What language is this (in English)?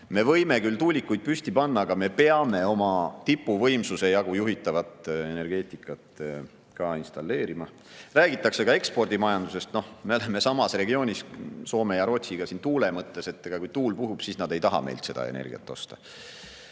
Estonian